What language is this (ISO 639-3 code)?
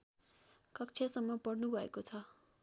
nep